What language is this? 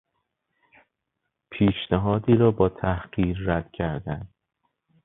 Persian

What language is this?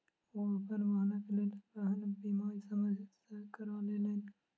Maithili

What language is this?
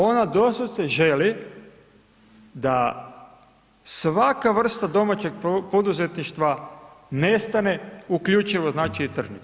Croatian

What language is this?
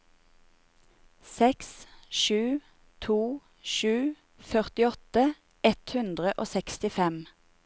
Norwegian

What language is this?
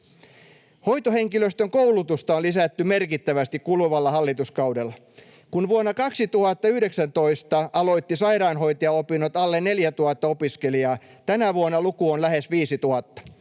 Finnish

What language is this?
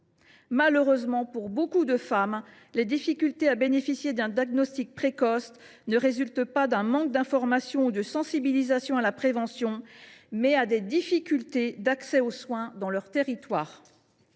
French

